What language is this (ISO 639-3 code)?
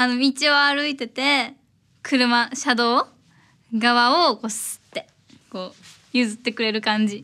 jpn